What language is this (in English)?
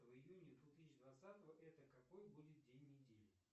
Russian